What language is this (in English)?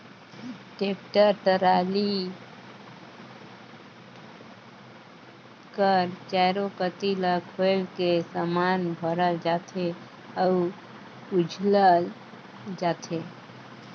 Chhattisgarhi